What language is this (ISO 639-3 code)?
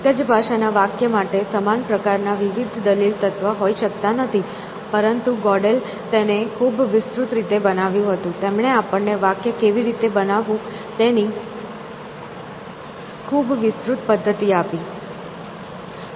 guj